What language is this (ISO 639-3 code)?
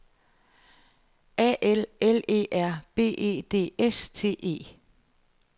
dan